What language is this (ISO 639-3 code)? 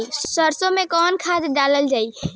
bho